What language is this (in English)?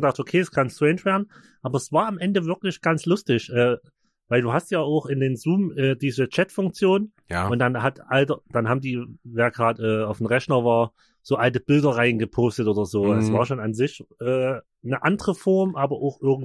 German